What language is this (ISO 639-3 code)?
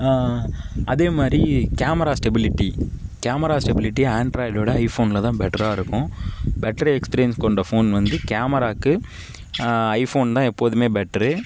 tam